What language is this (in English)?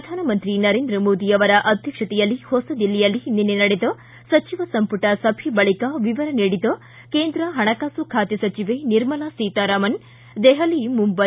Kannada